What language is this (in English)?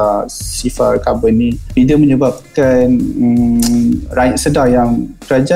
Malay